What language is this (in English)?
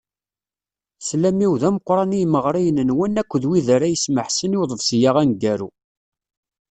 Kabyle